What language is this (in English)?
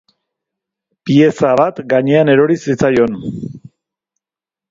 Basque